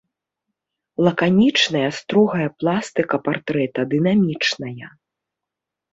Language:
Belarusian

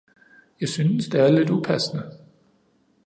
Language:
Danish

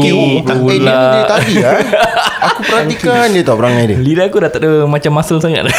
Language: Malay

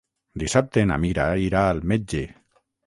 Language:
Catalan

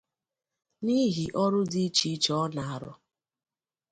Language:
Igbo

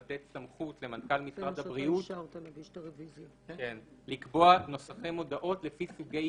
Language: Hebrew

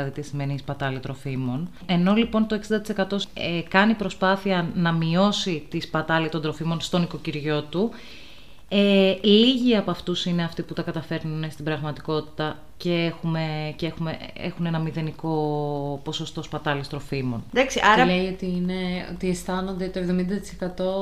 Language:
Greek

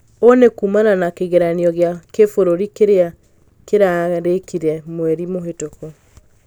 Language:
Kikuyu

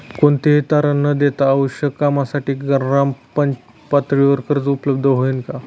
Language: Marathi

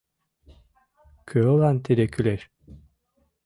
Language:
Mari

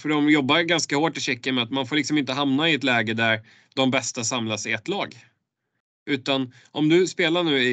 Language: Swedish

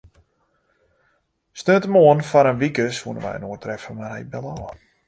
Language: Western Frisian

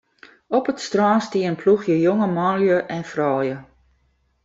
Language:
Western Frisian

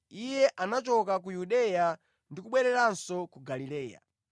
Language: Nyanja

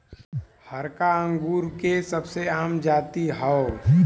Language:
Bhojpuri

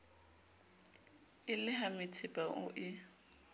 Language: Southern Sotho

